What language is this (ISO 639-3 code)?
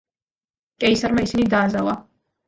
kat